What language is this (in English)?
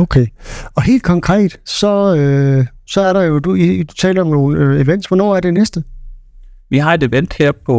Danish